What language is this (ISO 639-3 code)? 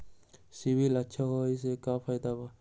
mag